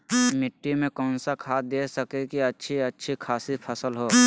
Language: Magahi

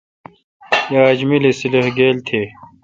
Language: Kalkoti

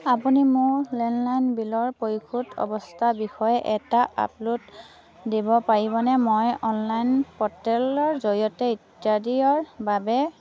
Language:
Assamese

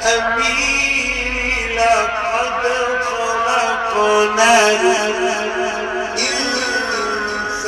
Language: Arabic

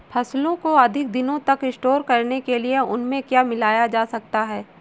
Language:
Hindi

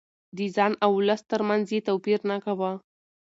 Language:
Pashto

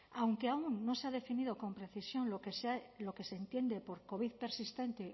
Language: Spanish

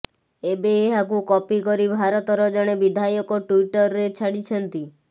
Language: Odia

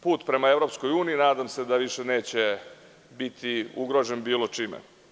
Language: Serbian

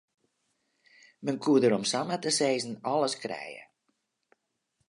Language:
Western Frisian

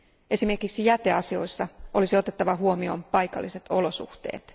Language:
Finnish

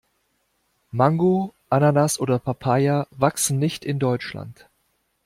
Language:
German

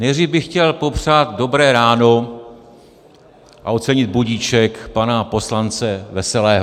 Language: Czech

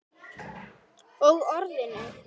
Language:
Icelandic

